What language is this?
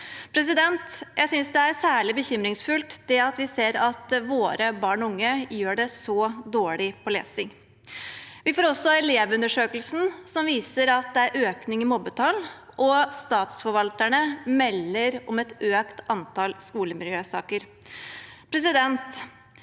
Norwegian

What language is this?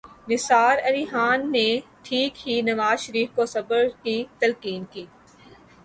Urdu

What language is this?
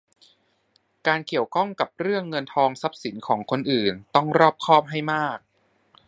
Thai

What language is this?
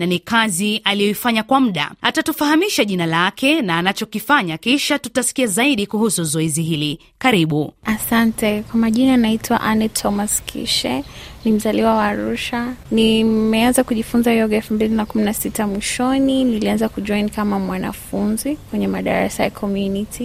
Swahili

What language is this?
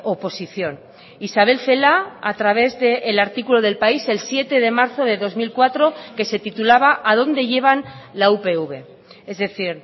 Spanish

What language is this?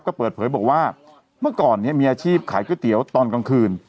Thai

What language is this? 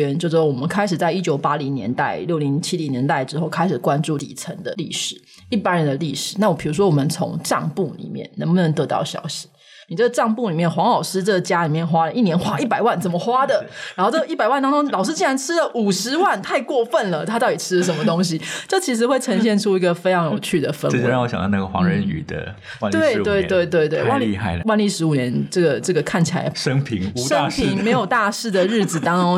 Chinese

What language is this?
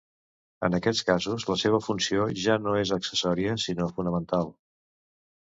Catalan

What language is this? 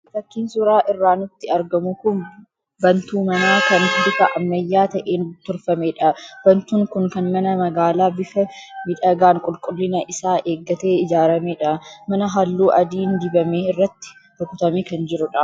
Oromo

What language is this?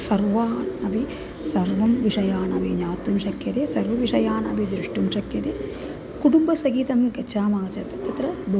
Sanskrit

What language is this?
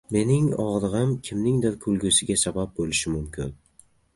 Uzbek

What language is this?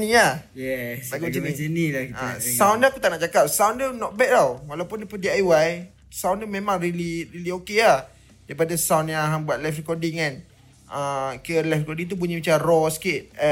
Malay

